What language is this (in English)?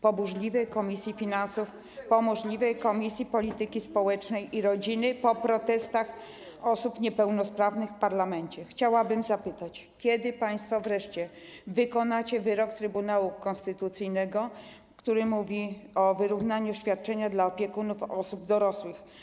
Polish